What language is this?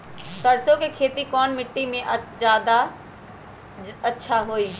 Magahi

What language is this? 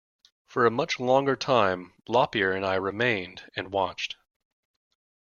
English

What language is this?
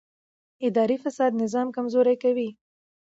Pashto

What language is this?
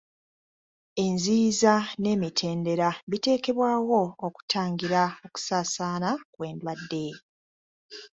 Ganda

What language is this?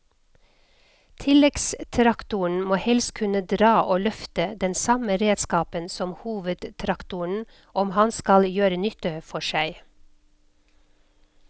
Norwegian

